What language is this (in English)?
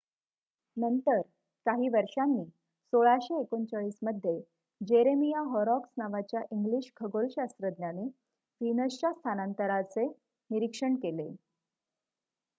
Marathi